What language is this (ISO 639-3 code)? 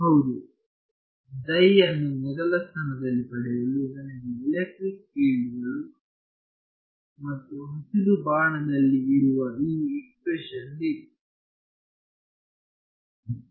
kan